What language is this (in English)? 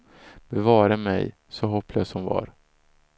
Swedish